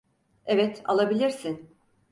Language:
Turkish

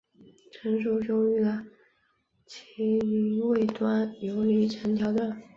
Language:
Chinese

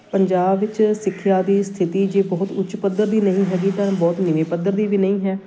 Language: Punjabi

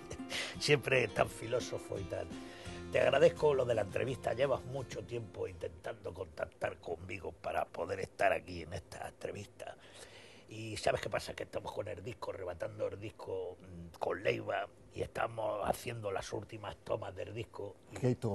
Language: Spanish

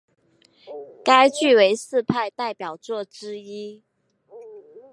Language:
Chinese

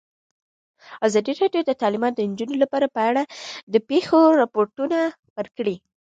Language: Pashto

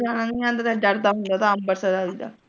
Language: Punjabi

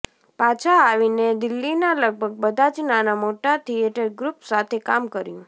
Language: Gujarati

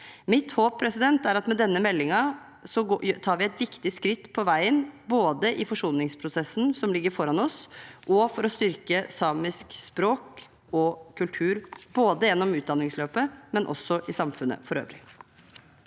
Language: Norwegian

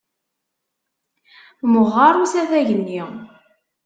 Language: Kabyle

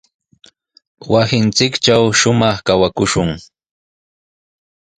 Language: Sihuas Ancash Quechua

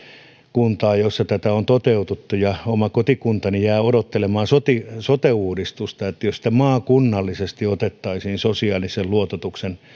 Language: Finnish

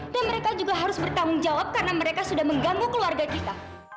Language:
Indonesian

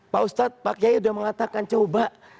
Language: Indonesian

